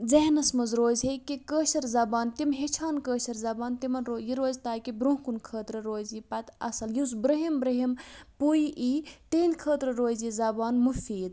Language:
Kashmiri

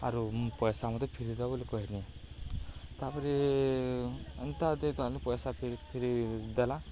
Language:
Odia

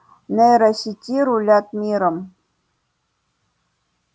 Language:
Russian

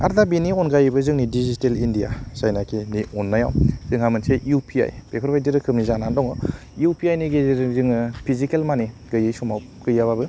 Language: Bodo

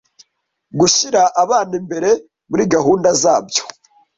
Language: Kinyarwanda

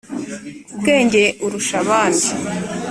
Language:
Kinyarwanda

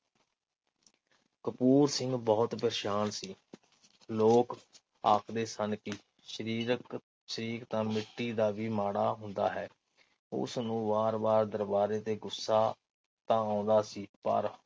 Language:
Punjabi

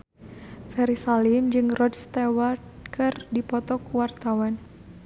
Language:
Sundanese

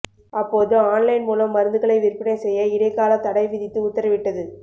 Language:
Tamil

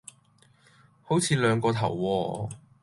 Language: Cantonese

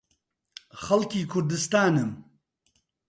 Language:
Central Kurdish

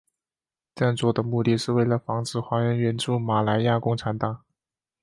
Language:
Chinese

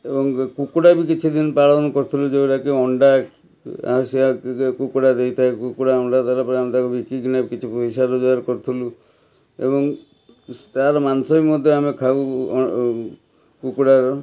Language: Odia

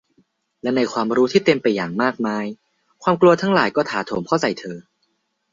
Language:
Thai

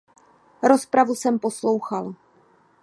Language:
Czech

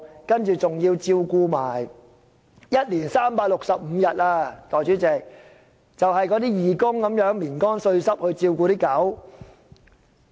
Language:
Cantonese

